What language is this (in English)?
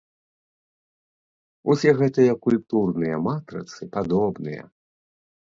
Belarusian